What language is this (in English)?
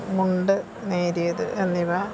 Malayalam